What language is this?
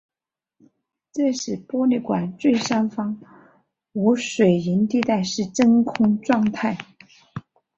Chinese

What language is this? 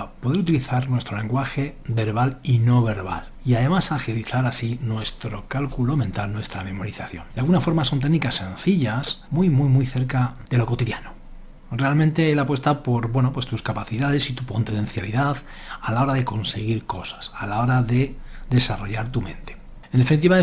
Spanish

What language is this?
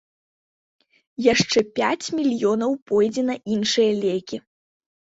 Belarusian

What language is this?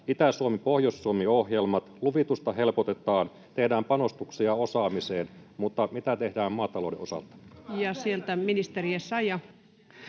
Finnish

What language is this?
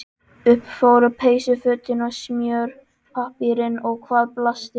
Icelandic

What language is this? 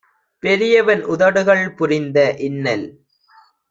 Tamil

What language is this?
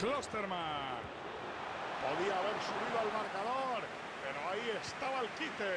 Spanish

